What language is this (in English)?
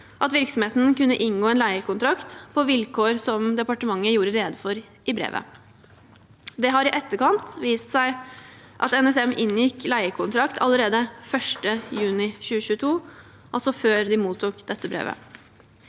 Norwegian